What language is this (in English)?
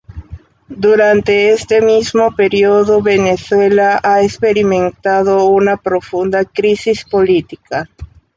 Spanish